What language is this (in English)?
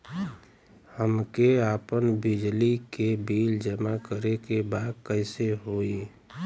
Bhojpuri